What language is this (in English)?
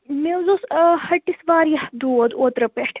Kashmiri